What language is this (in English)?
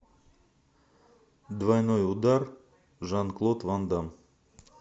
Russian